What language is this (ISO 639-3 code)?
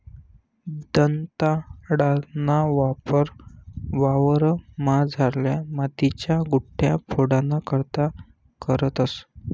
mar